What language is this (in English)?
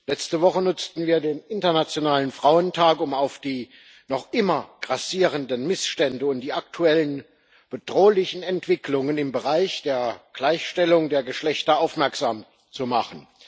German